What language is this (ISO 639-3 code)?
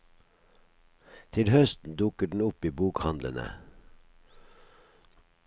nor